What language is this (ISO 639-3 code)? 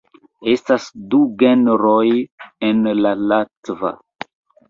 epo